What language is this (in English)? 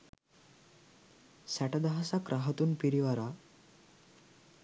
Sinhala